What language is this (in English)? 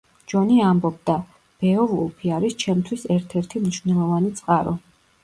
Georgian